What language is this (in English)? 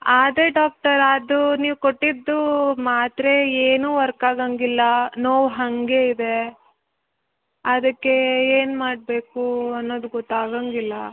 Kannada